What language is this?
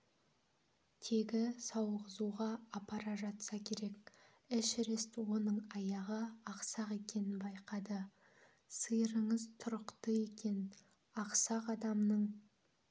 Kazakh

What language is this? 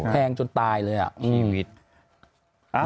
Thai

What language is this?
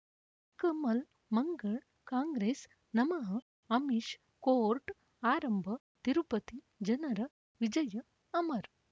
Kannada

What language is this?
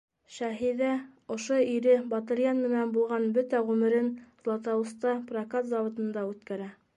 Bashkir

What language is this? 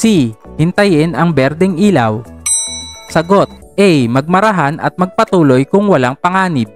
Filipino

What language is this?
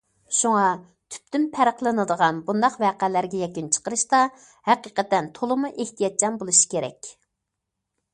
Uyghur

